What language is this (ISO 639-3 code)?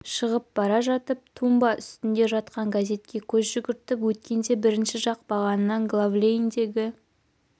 kaz